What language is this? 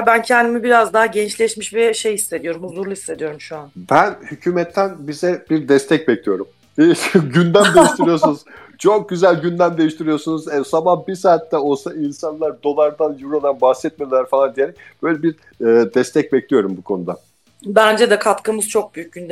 Turkish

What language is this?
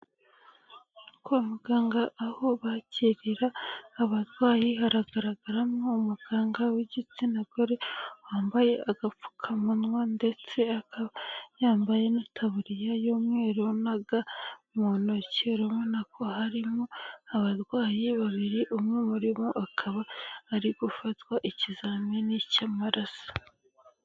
Kinyarwanda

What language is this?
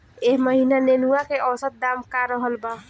Bhojpuri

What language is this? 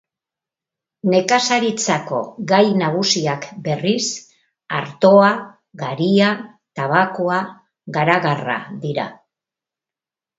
Basque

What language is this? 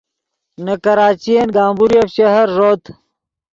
Yidgha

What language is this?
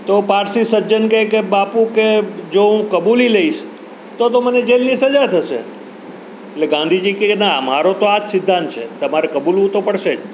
Gujarati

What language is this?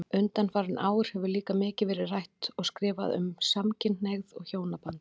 Icelandic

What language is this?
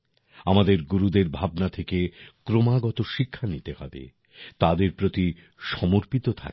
Bangla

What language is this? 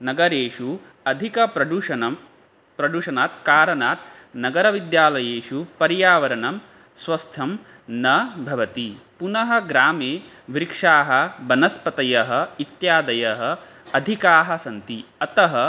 Sanskrit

